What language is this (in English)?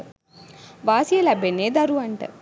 Sinhala